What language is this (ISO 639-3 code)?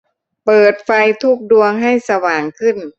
tha